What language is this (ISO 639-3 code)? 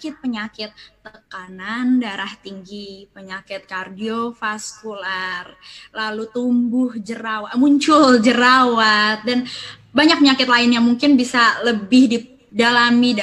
ind